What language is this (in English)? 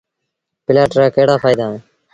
Sindhi Bhil